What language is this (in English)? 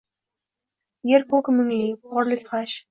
Uzbek